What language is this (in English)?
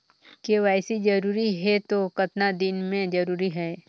Chhattisgarhi